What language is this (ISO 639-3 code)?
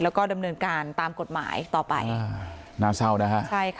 tha